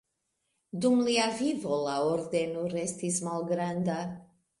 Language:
Esperanto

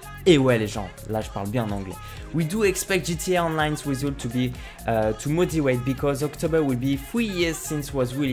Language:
French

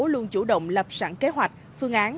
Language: Vietnamese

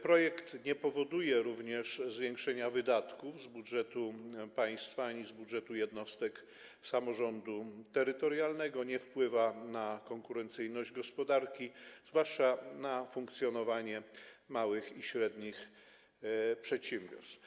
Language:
Polish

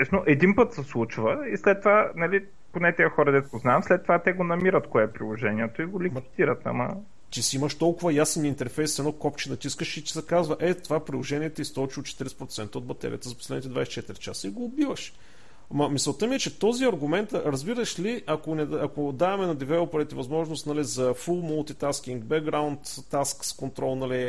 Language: Bulgarian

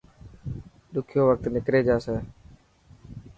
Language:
Dhatki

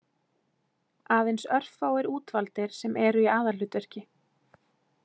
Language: Icelandic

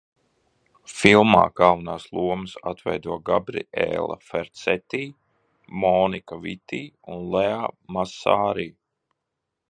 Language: Latvian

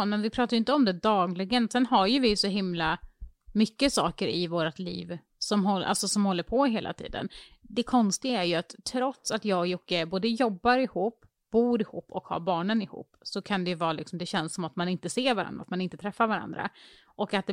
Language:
Swedish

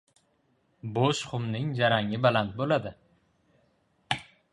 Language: Uzbek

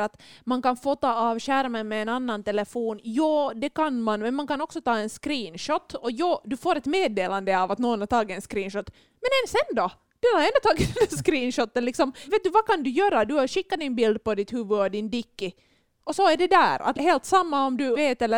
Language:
Swedish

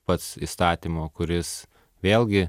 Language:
Lithuanian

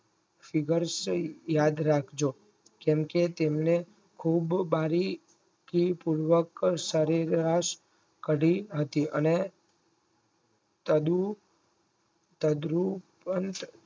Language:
Gujarati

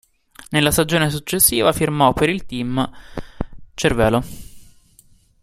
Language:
Italian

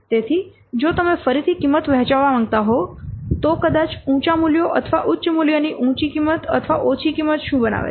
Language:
Gujarati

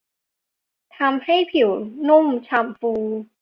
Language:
Thai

